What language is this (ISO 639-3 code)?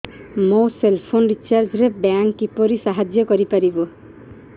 ori